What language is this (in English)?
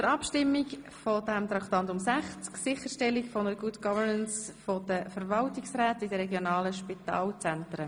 Swiss German